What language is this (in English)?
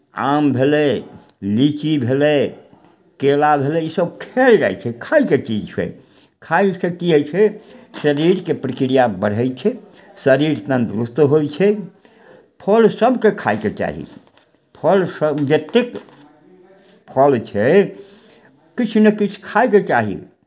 Maithili